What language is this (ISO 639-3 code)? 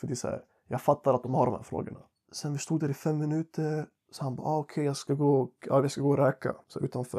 swe